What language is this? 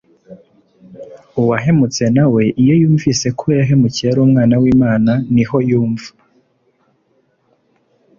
Kinyarwanda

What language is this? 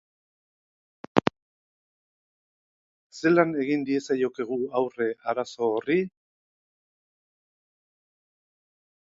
Basque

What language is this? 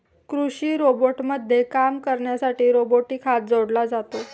Marathi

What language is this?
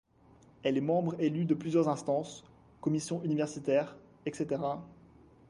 French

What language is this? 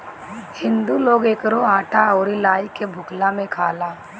Bhojpuri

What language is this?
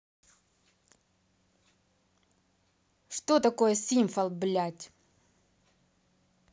Russian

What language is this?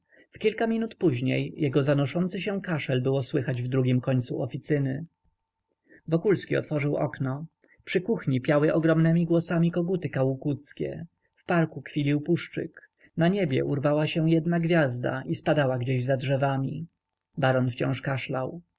Polish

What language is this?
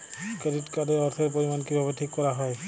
Bangla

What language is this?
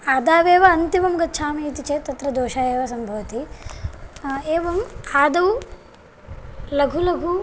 Sanskrit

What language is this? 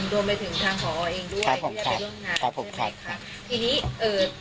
Thai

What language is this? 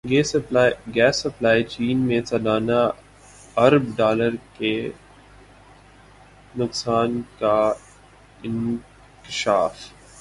Urdu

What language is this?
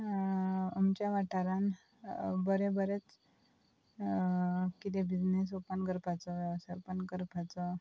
Konkani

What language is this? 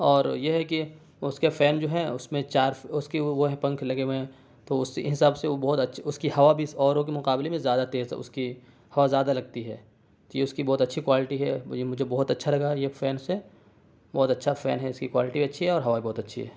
Urdu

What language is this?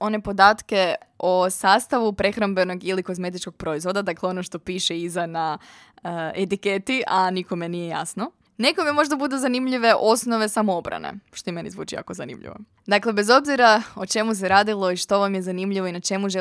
Croatian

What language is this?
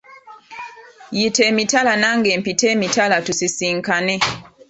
Ganda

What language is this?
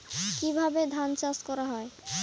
Bangla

